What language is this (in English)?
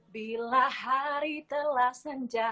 Indonesian